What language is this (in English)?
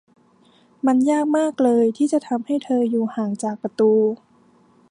Thai